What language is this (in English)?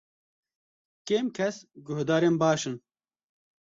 Kurdish